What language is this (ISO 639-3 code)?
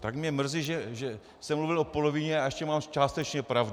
ces